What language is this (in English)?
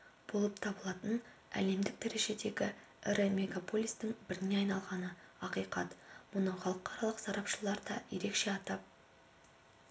Kazakh